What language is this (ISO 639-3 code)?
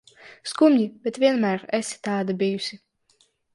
lav